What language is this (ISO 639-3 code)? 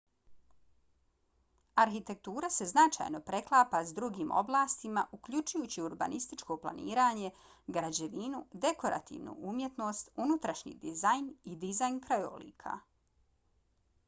bos